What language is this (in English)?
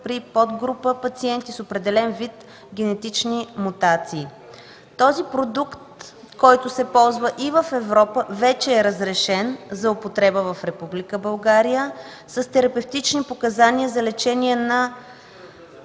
Bulgarian